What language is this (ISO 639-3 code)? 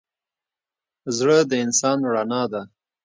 pus